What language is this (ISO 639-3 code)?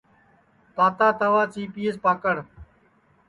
ssi